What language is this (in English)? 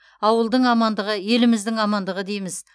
Kazakh